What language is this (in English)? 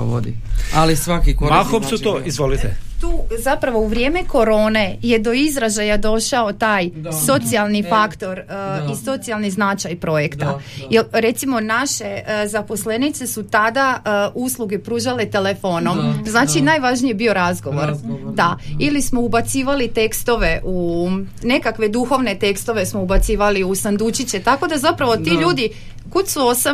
Croatian